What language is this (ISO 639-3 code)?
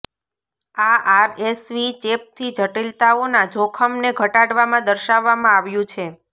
guj